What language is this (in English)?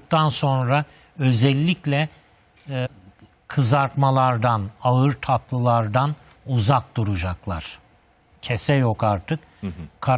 Turkish